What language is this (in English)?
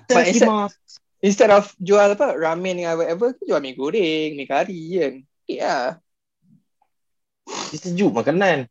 Malay